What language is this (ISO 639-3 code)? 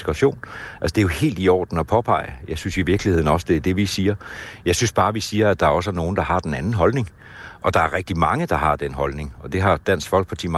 dan